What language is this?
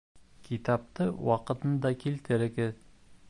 Bashkir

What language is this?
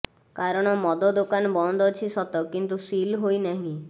Odia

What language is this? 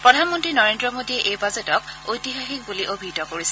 Assamese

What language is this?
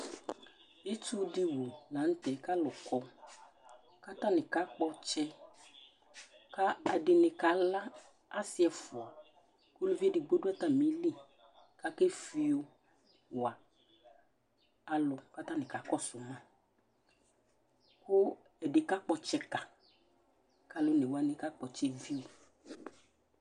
Ikposo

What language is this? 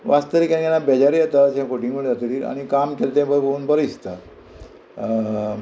Konkani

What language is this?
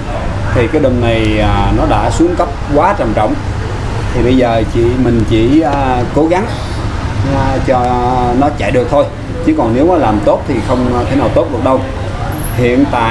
Vietnamese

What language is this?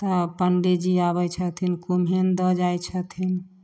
Maithili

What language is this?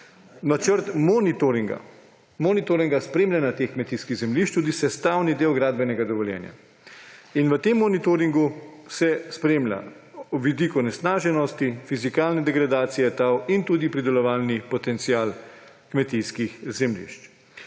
Slovenian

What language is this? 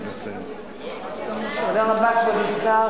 Hebrew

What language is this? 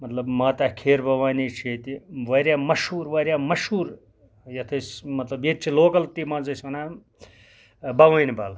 Kashmiri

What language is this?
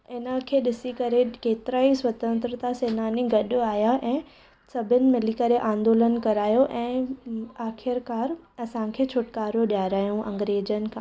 Sindhi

